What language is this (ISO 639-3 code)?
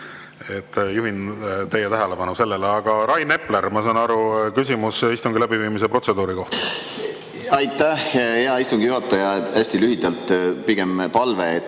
est